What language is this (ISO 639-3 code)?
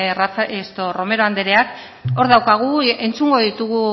eus